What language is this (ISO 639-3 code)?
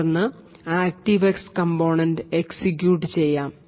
mal